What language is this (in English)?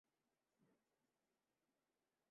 Saraiki